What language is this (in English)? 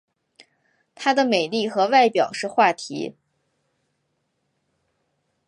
Chinese